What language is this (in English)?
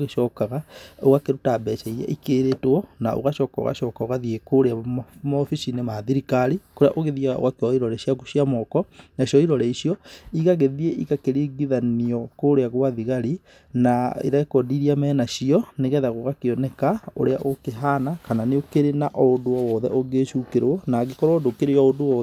Kikuyu